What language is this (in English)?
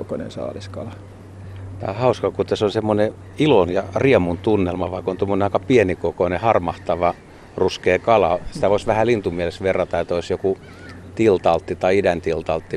Finnish